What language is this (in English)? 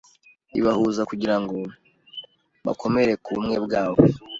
Kinyarwanda